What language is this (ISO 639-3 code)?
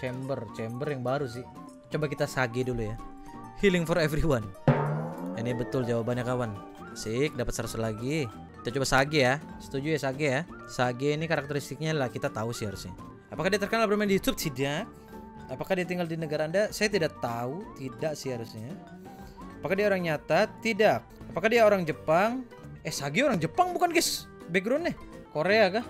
ind